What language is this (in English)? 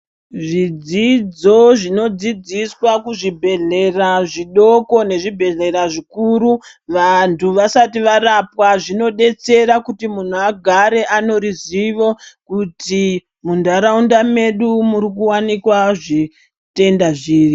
Ndau